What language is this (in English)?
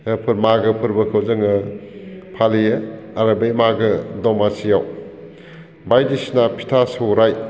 Bodo